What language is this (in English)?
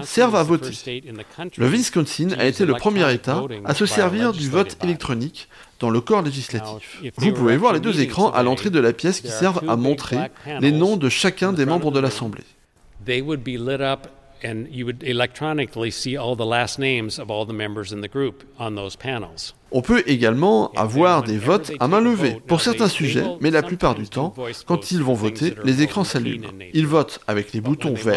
French